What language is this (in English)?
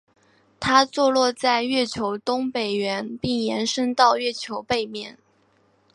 Chinese